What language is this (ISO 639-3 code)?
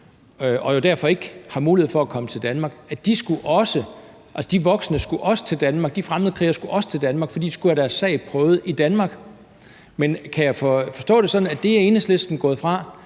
dan